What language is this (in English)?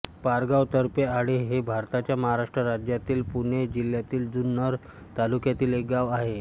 Marathi